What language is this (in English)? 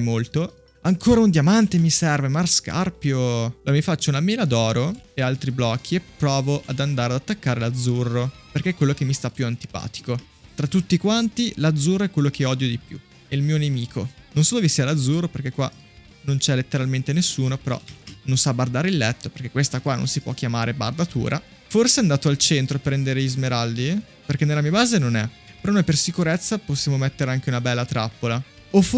Italian